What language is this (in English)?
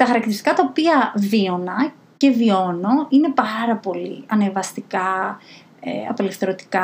Greek